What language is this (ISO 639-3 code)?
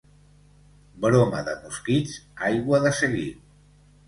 cat